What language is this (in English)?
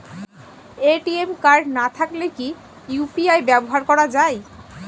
Bangla